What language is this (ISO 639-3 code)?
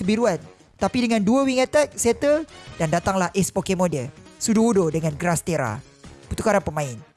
msa